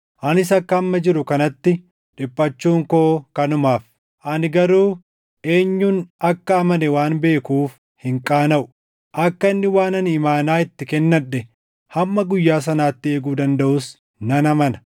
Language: Oromo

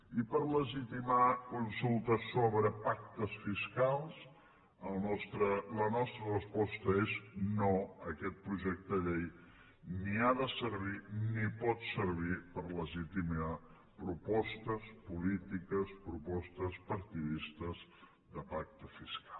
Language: Catalan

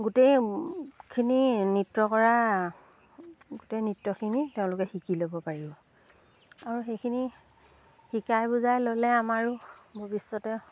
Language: Assamese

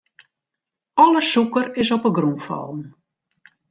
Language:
Western Frisian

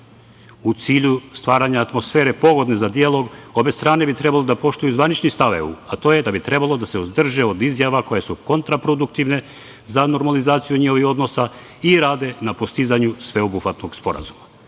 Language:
Serbian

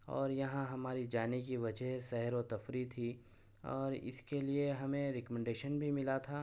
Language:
Urdu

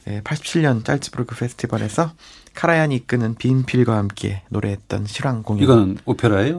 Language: Korean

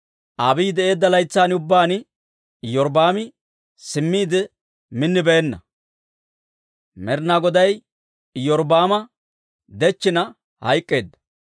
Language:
Dawro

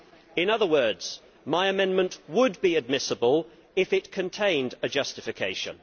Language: English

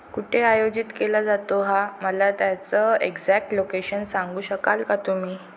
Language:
Marathi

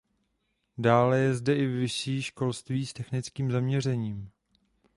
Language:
Czech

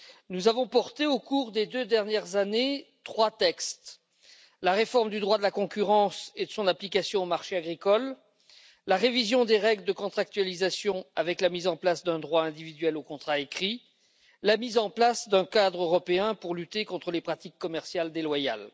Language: French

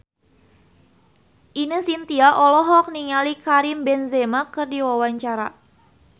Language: Sundanese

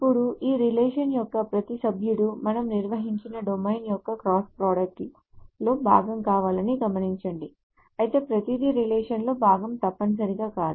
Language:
Telugu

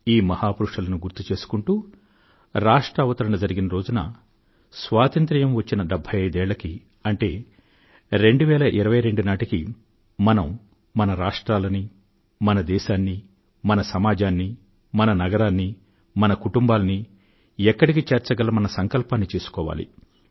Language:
Telugu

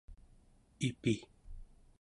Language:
Central Yupik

